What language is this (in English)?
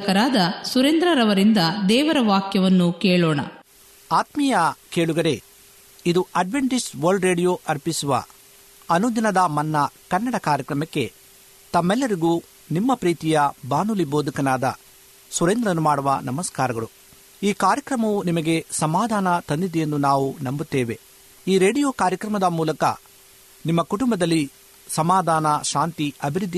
Kannada